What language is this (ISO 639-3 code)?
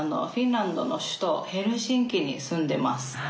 jpn